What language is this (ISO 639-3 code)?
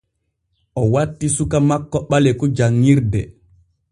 fue